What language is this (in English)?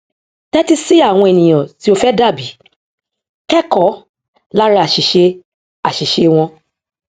Yoruba